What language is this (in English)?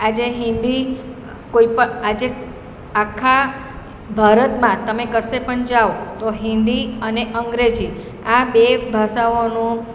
Gujarati